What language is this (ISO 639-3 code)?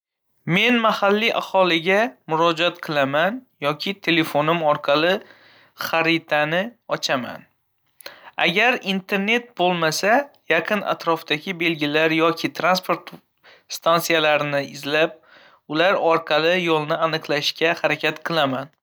uzb